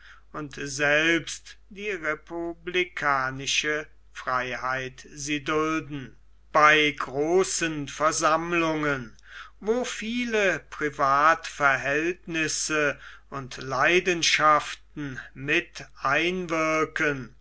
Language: German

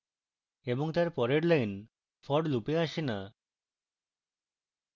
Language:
Bangla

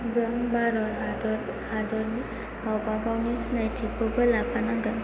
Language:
Bodo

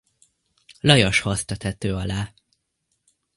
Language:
Hungarian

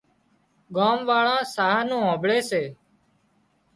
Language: Wadiyara Koli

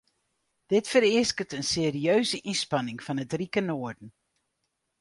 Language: Western Frisian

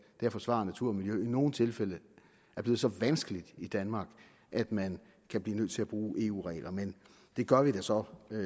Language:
Danish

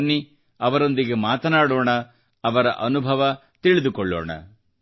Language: Kannada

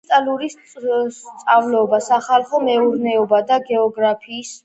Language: Georgian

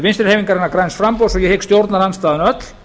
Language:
Icelandic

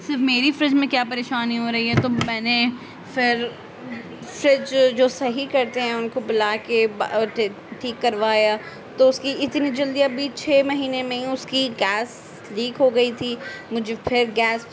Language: Urdu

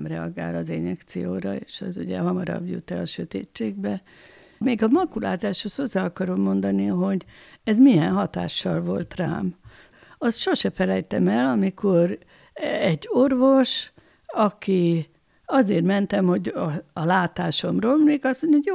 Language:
Hungarian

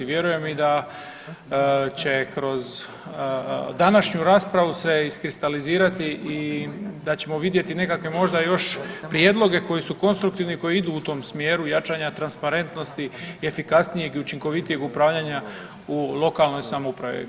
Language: Croatian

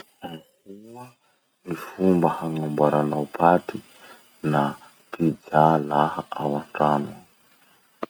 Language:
Masikoro Malagasy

